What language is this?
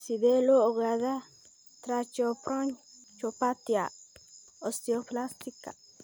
Somali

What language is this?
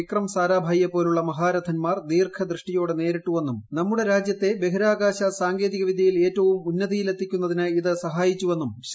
Malayalam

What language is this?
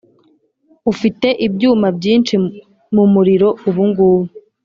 Kinyarwanda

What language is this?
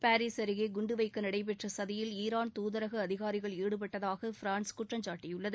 Tamil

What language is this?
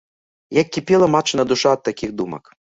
Belarusian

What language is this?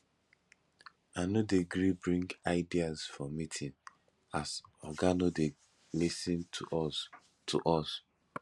Nigerian Pidgin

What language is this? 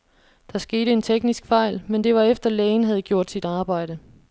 Danish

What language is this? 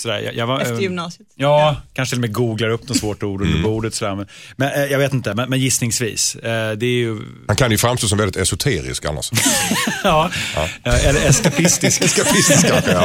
Swedish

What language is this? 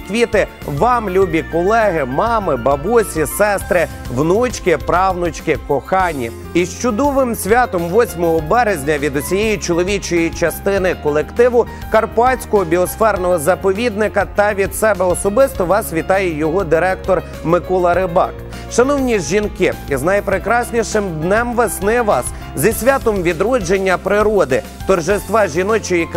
Ukrainian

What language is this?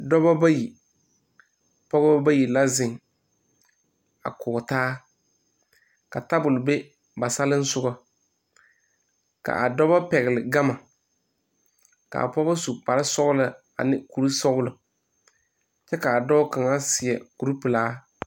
Southern Dagaare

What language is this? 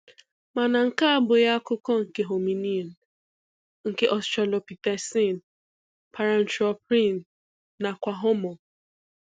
Igbo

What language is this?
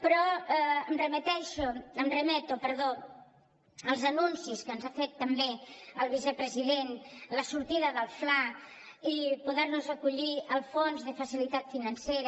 Catalan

